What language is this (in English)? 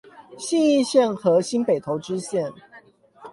Chinese